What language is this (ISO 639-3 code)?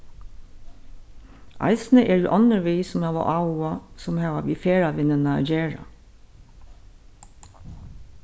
fao